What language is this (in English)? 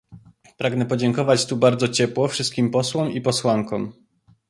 Polish